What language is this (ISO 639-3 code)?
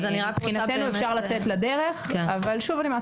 heb